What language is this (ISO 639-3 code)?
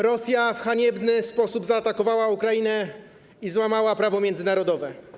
pol